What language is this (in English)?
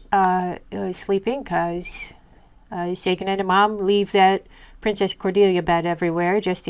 English